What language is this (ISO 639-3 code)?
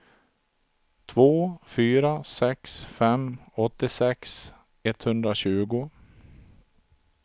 swe